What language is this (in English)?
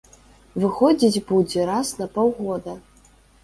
Belarusian